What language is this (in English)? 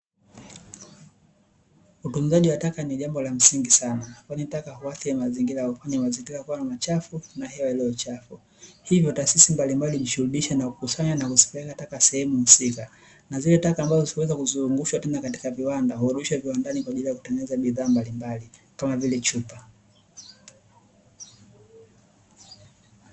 Swahili